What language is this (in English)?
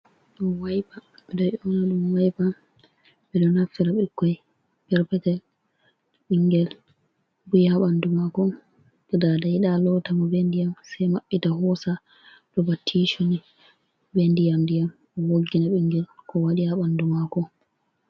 Fula